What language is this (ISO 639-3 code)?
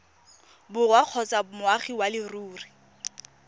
tsn